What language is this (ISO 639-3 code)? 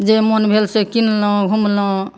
mai